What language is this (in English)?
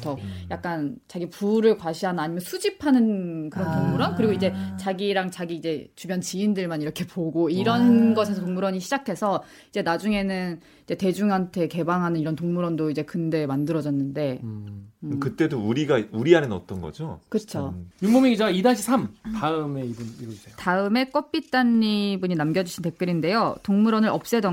Korean